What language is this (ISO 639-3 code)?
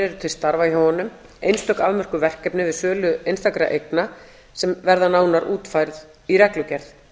isl